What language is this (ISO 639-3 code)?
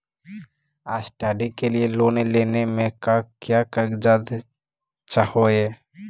mag